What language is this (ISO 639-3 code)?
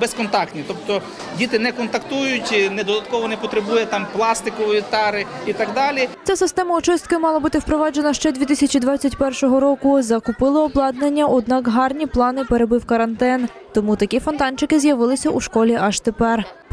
ukr